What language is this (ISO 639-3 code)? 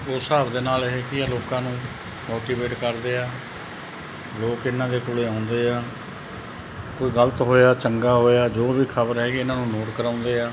pan